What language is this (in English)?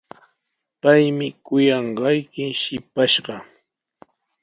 Sihuas Ancash Quechua